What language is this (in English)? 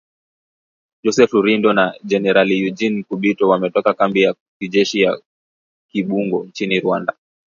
Swahili